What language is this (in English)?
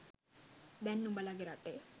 Sinhala